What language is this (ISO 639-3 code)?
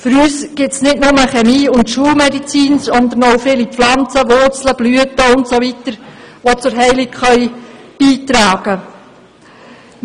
gsw